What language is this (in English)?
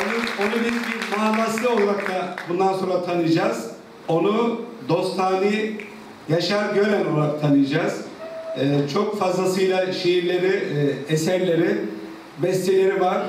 Turkish